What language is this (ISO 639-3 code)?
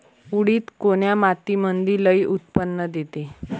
mar